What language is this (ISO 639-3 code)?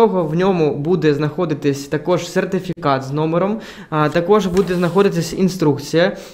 ukr